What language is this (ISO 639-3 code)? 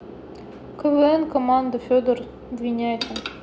rus